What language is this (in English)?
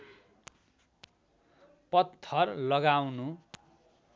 Nepali